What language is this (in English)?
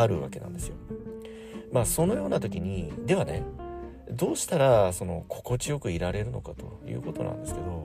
Japanese